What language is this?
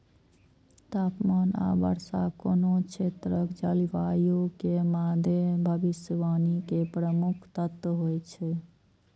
Maithili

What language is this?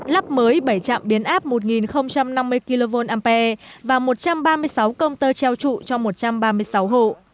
Vietnamese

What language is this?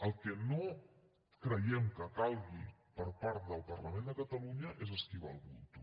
Catalan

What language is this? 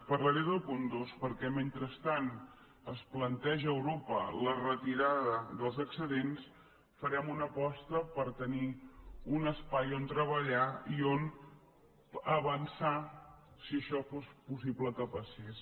Catalan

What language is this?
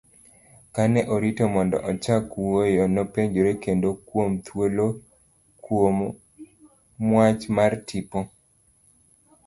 Luo (Kenya and Tanzania)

